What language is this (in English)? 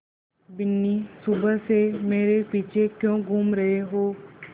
Hindi